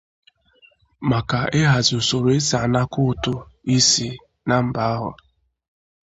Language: Igbo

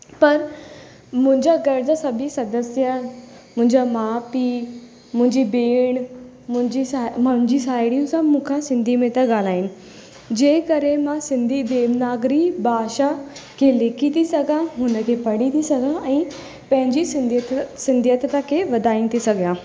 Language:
Sindhi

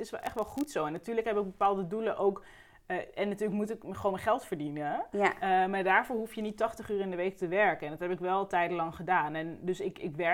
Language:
Dutch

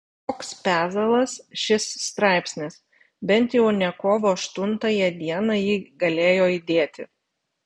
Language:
Lithuanian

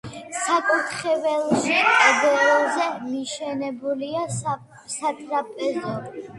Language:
Georgian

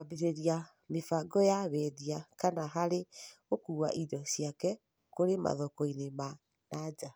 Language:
Kikuyu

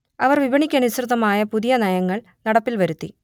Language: Malayalam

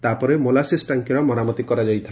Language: Odia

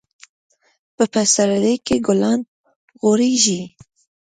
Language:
Pashto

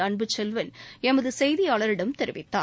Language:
Tamil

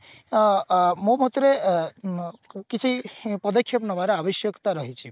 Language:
Odia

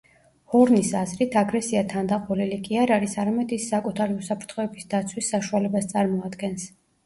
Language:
Georgian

